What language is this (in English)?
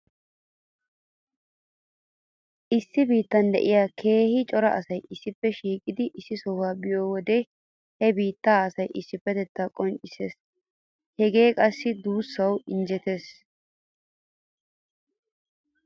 Wolaytta